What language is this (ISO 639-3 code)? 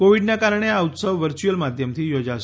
guj